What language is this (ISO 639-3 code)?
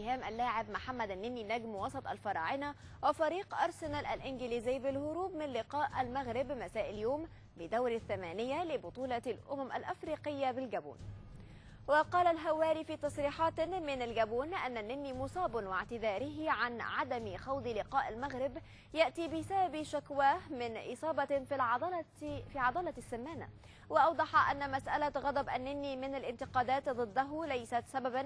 ara